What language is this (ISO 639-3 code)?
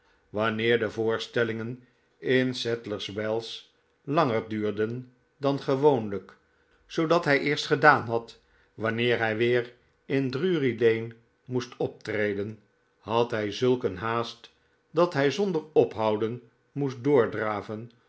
nld